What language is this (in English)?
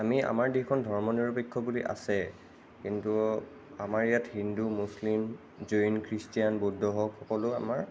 Assamese